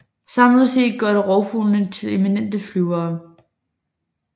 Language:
Danish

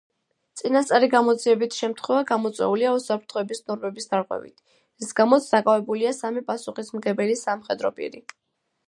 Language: Georgian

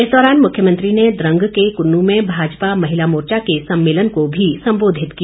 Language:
Hindi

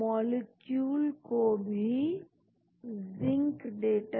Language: Hindi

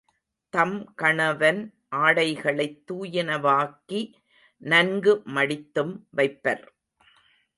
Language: Tamil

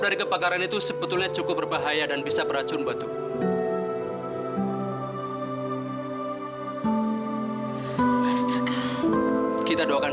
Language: Indonesian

